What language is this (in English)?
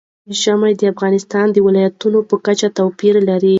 Pashto